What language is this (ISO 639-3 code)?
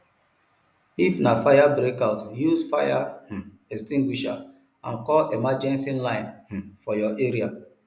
pcm